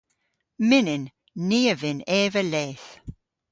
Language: Cornish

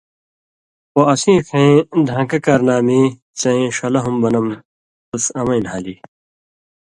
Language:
Indus Kohistani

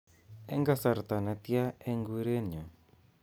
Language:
Kalenjin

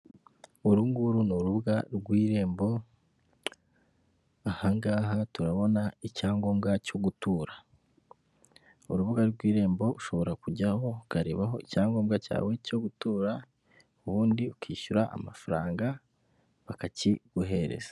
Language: Kinyarwanda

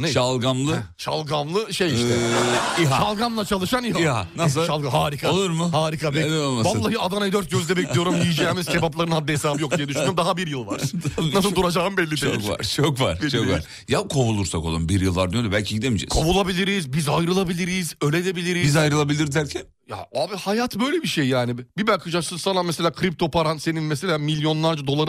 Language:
Turkish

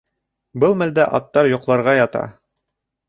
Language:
Bashkir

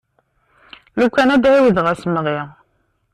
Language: Kabyle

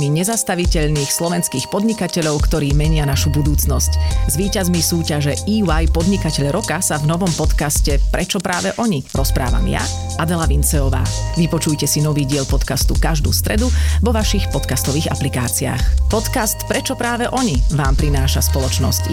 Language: Slovak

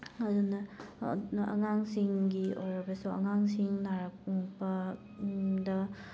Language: Manipuri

